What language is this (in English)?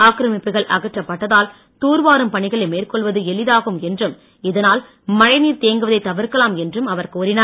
Tamil